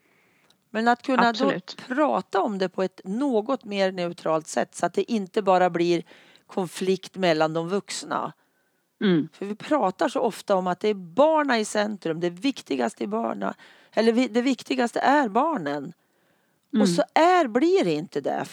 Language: Swedish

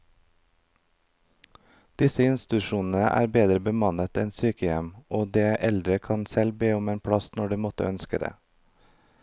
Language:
Norwegian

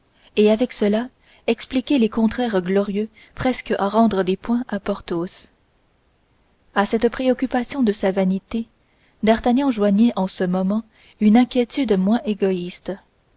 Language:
French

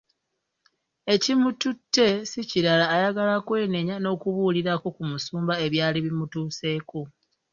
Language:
Ganda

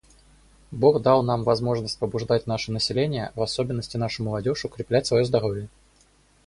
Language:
Russian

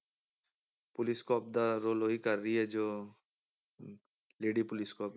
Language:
Punjabi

